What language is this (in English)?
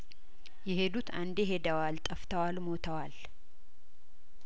Amharic